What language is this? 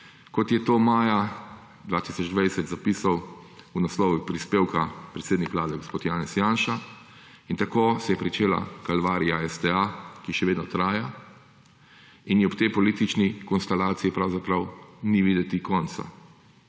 Slovenian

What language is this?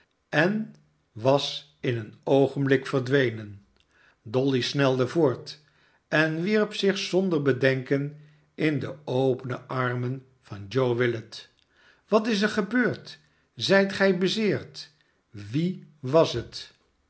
Dutch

